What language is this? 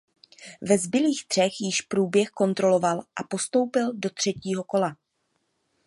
Czech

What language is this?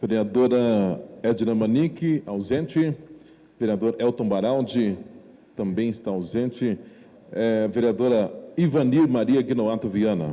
Portuguese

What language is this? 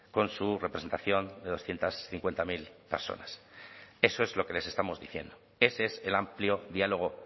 Spanish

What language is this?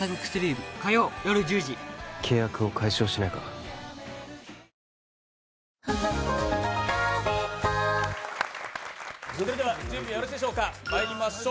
Japanese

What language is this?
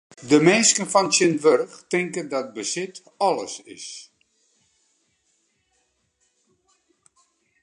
Western Frisian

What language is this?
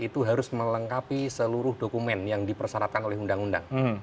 Indonesian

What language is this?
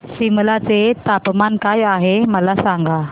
Marathi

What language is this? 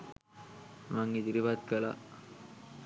Sinhala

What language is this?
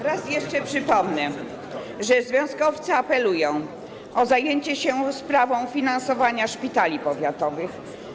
Polish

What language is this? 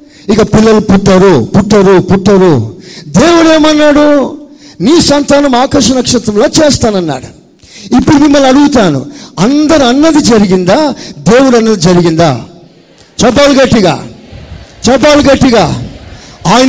Telugu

